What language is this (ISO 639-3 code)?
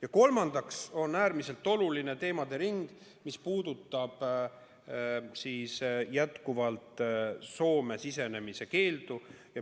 est